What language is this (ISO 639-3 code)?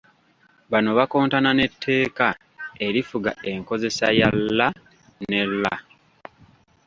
lug